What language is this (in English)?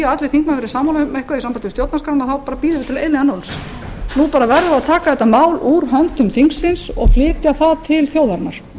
Icelandic